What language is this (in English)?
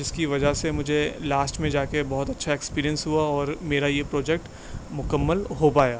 Urdu